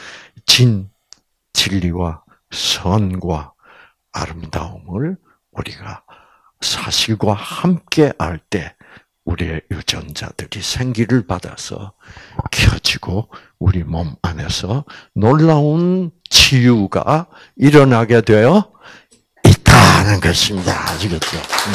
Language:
Korean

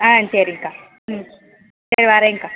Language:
Tamil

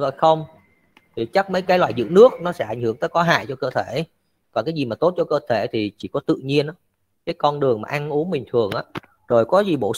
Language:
Vietnamese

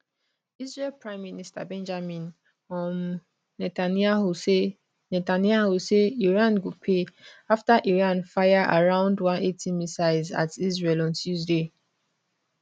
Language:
Nigerian Pidgin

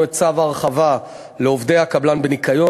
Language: Hebrew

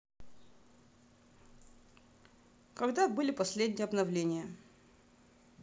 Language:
Russian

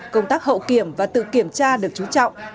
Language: Vietnamese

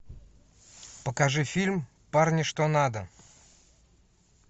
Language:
Russian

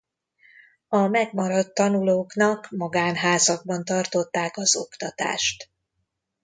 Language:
Hungarian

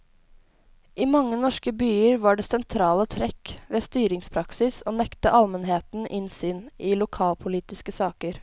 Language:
Norwegian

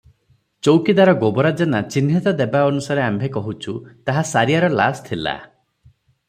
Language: Odia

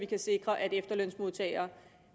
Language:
Danish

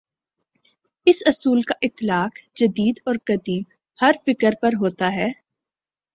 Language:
Urdu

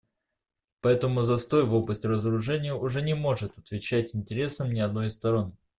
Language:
Russian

